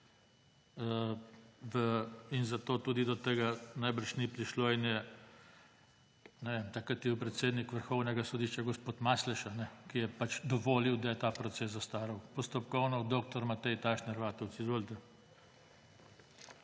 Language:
Slovenian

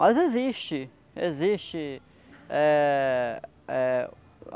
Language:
Portuguese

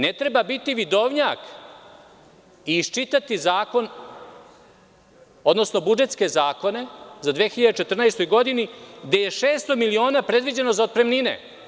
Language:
Serbian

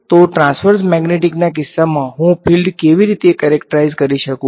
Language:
Gujarati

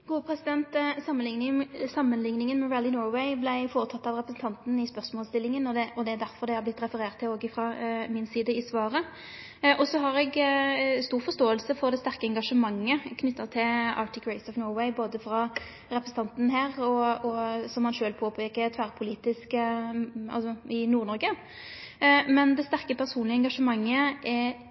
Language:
Norwegian Nynorsk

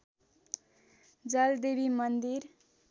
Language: Nepali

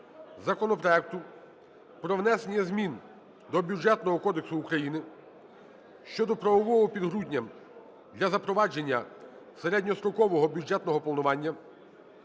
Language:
Ukrainian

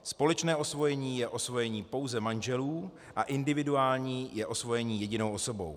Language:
Czech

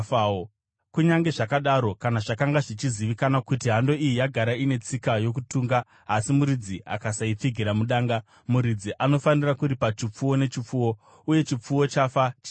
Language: Shona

